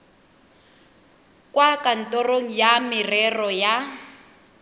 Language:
Tswana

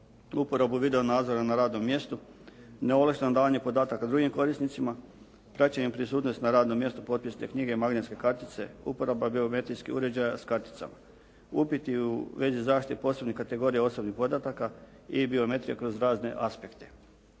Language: Croatian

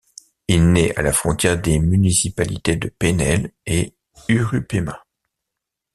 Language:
French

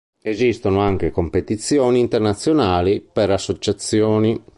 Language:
Italian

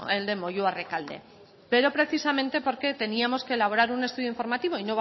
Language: Spanish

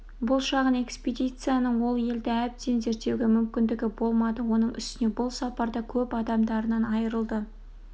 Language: Kazakh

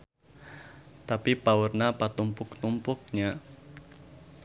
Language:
Sundanese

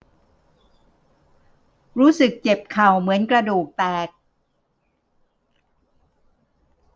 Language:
Thai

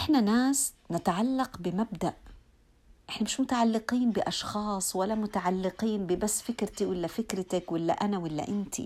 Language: Arabic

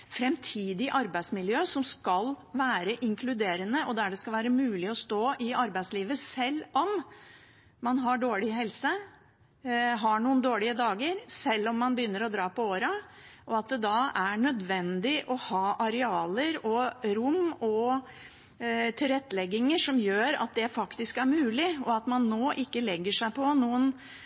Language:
Norwegian Bokmål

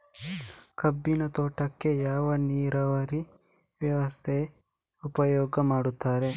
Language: Kannada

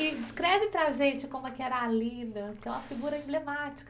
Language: Portuguese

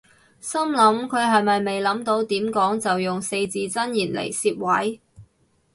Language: Cantonese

